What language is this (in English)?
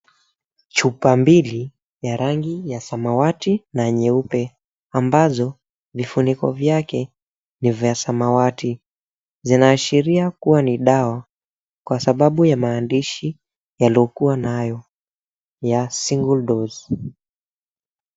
Swahili